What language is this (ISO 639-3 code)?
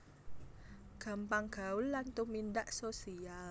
jav